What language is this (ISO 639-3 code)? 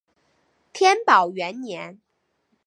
zho